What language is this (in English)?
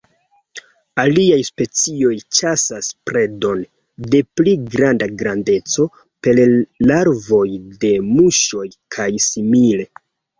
Esperanto